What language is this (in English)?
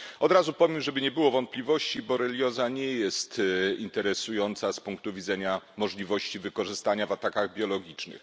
Polish